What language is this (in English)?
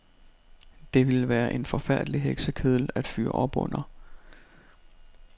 Danish